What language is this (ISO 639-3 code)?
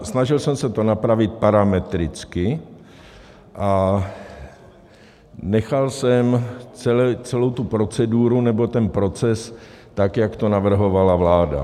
ces